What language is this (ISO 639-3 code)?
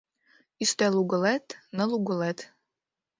chm